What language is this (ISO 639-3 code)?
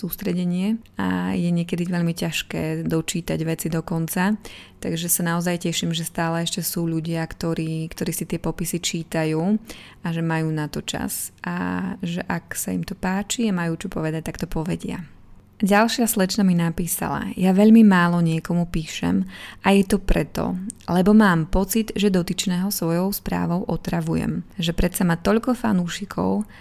slk